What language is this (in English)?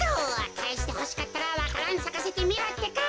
Japanese